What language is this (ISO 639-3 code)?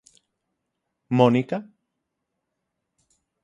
glg